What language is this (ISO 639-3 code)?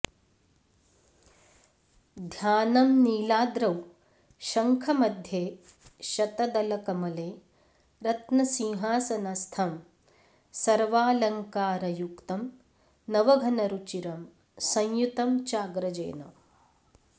san